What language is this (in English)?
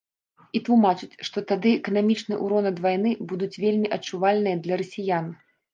Belarusian